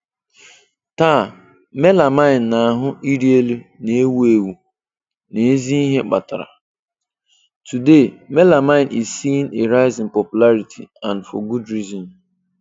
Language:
Igbo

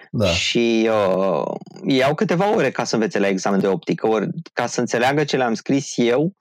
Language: Romanian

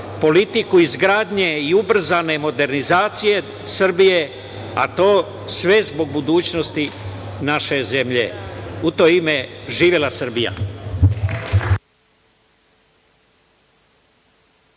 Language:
Serbian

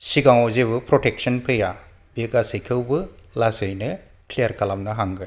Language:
Bodo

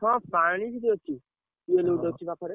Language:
Odia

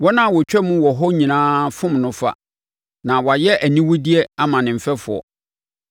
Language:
Akan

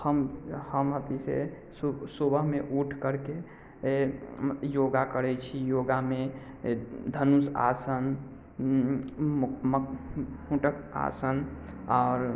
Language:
Maithili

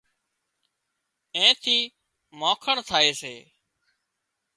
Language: Wadiyara Koli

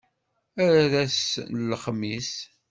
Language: Kabyle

